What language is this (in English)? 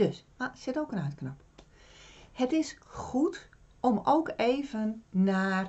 Dutch